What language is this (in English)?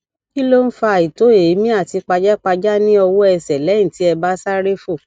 Yoruba